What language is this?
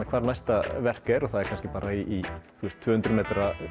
Icelandic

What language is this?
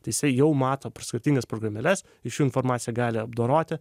Lithuanian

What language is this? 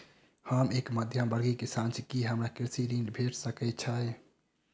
Maithili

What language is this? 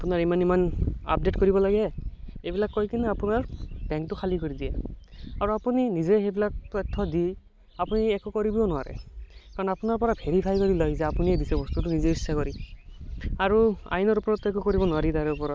Assamese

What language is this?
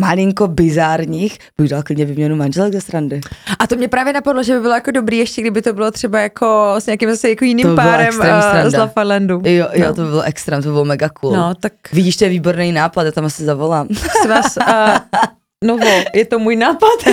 Czech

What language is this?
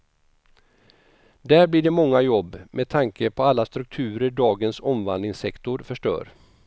Swedish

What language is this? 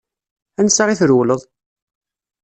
Kabyle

